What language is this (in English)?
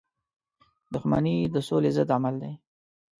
Pashto